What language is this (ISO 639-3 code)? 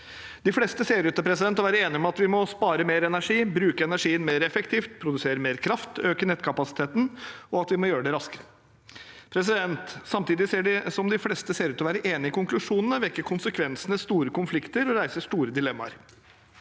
nor